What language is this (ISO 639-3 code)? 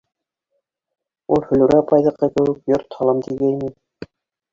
bak